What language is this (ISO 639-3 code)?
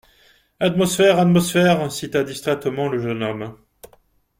fra